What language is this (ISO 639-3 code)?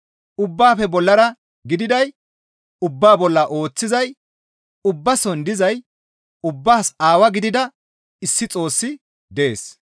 gmv